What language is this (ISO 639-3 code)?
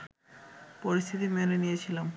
ben